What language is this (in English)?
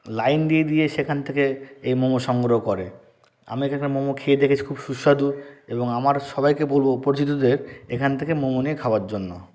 Bangla